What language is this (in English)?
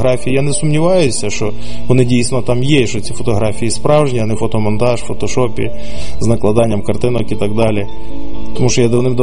Ukrainian